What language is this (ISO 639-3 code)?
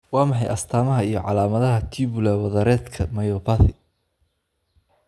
som